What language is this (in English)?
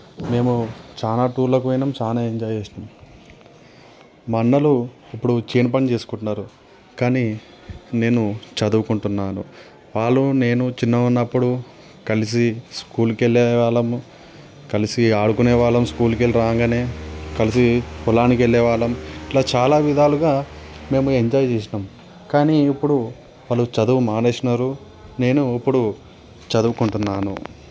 Telugu